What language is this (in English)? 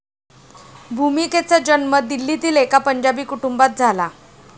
Marathi